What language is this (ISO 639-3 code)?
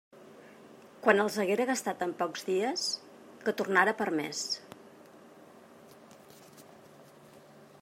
cat